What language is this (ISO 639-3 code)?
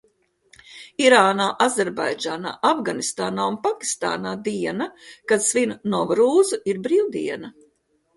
lav